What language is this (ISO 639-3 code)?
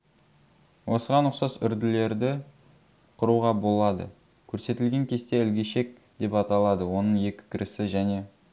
kaz